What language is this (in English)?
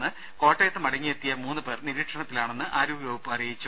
Malayalam